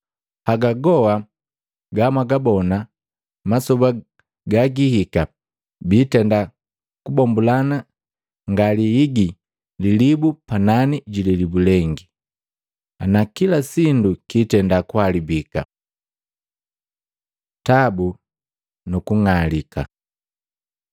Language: Matengo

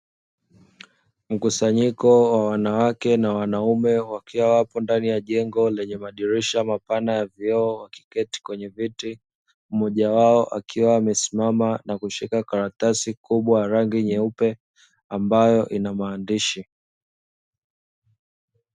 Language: Swahili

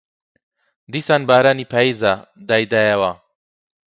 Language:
Central Kurdish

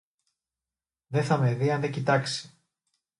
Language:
Greek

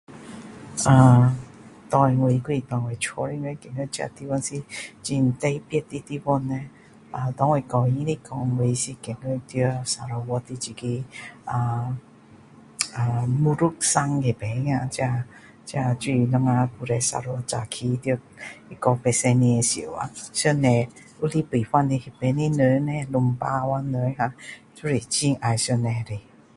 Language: Min Dong Chinese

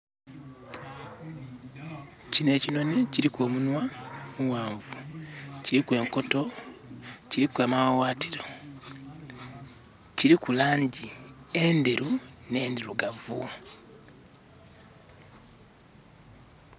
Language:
Soga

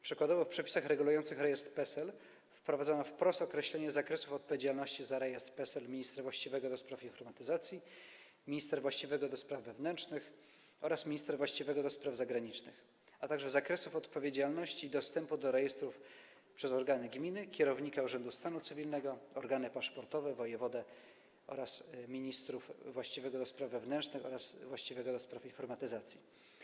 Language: Polish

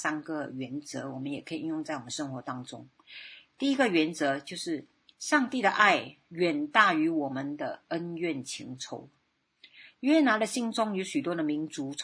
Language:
Chinese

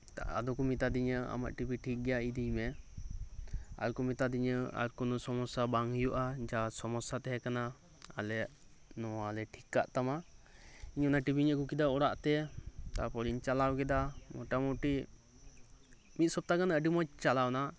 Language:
Santali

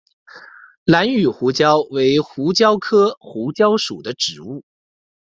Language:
Chinese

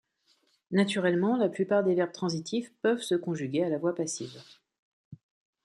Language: French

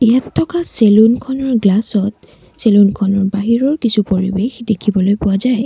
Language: Assamese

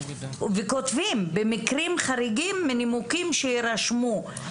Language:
Hebrew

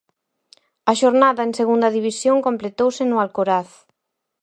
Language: Galician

